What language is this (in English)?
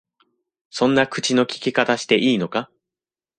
Japanese